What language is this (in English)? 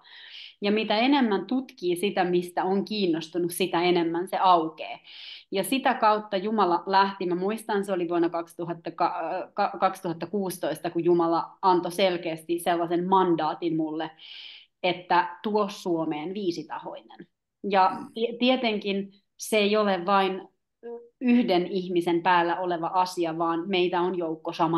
Finnish